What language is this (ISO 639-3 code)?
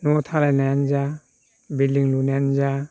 brx